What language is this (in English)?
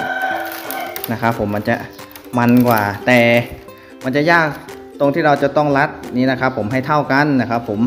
Thai